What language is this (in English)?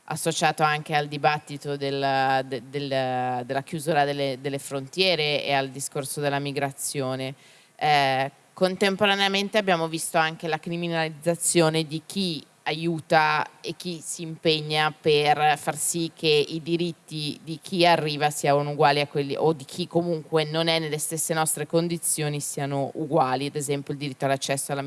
Italian